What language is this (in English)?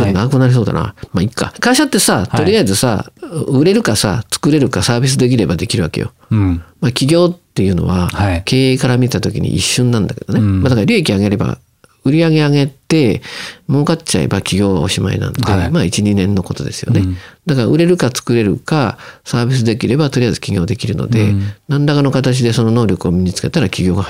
Japanese